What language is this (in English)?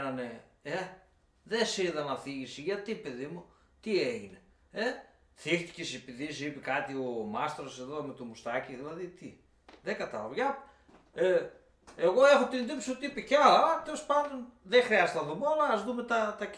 Greek